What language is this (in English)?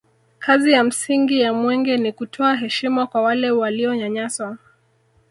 Swahili